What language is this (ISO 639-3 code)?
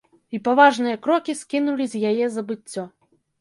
bel